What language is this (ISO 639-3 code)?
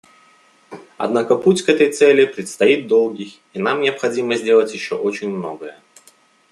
rus